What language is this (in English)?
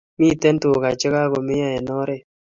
Kalenjin